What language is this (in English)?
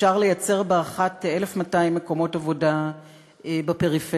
Hebrew